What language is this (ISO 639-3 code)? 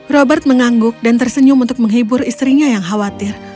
ind